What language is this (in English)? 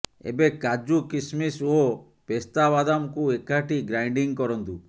Odia